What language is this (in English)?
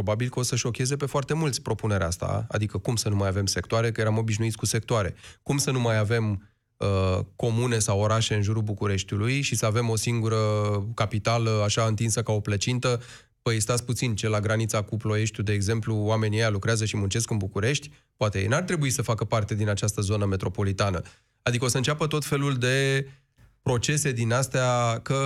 Romanian